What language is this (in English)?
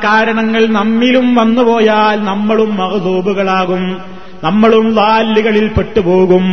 Malayalam